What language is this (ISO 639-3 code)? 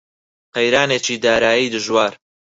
ckb